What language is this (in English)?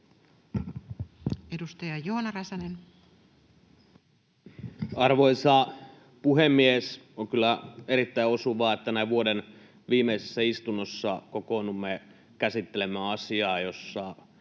Finnish